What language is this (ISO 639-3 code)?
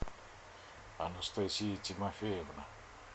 rus